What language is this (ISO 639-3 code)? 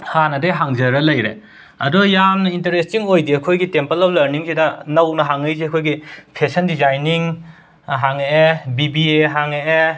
mni